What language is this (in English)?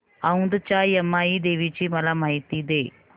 Marathi